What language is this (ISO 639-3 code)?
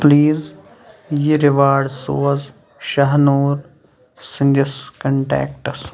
kas